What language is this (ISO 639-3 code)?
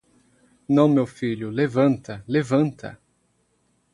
por